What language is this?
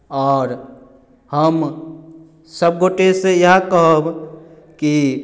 Maithili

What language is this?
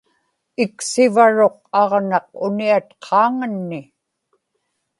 Inupiaq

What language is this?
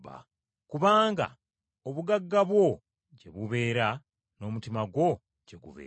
Ganda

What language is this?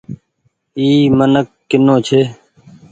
Goaria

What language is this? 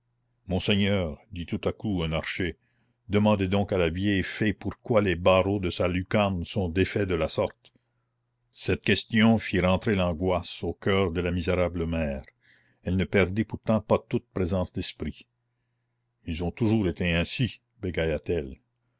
French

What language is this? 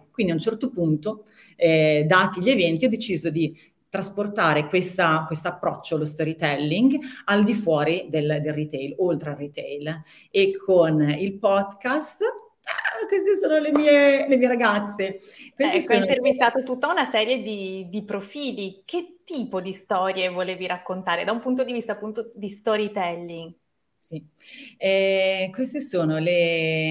Italian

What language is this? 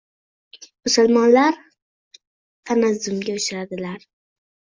Uzbek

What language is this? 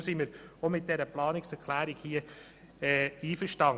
Swiss German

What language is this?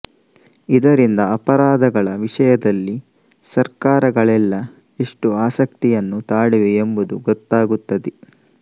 Kannada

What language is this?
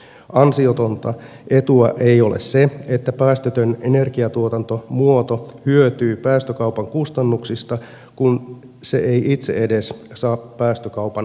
Finnish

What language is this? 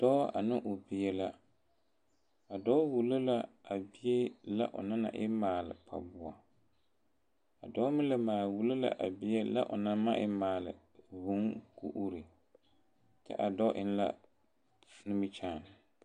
Southern Dagaare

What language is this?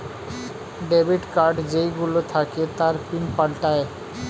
Bangla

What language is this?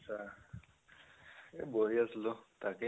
Assamese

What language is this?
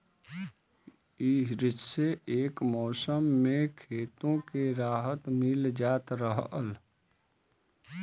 Bhojpuri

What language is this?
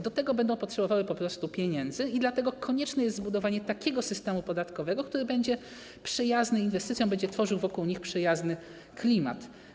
Polish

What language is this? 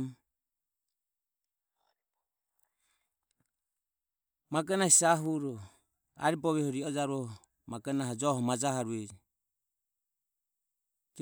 Ömie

